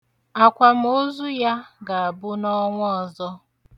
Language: Igbo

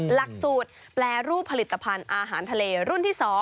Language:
Thai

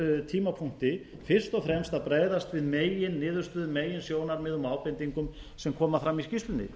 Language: Icelandic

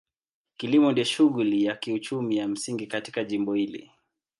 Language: Swahili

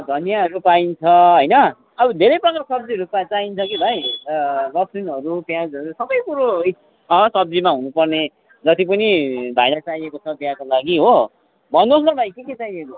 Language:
Nepali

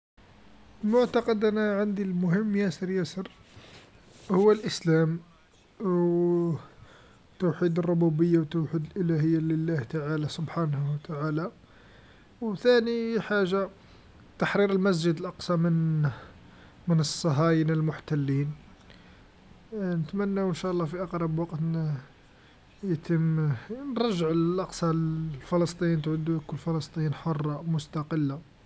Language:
Algerian Arabic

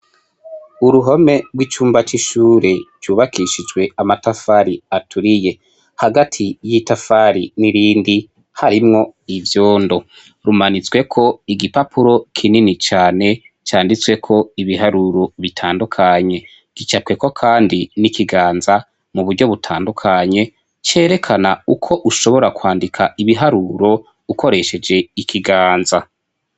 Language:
Rundi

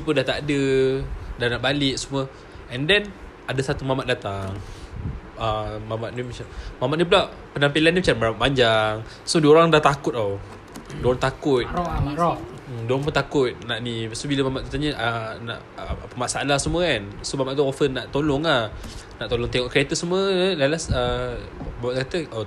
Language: Malay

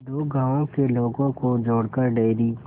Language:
Hindi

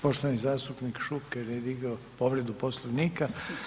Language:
Croatian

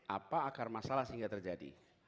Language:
Indonesian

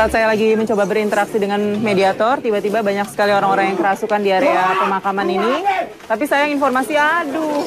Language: Indonesian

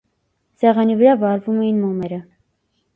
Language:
Armenian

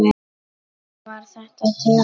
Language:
Icelandic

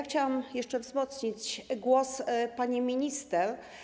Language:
Polish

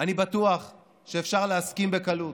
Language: Hebrew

